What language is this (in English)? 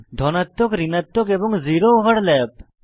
Bangla